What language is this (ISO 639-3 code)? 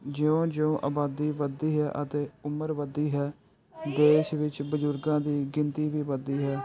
pan